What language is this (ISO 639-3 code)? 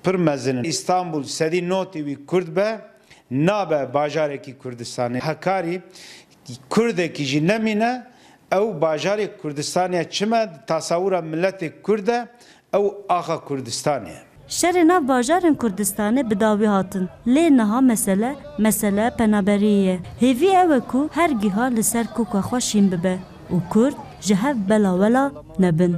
ara